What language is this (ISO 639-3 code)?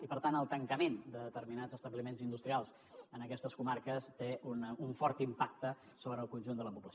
cat